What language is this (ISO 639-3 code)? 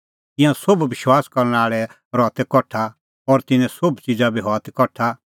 kfx